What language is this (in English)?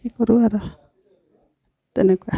Assamese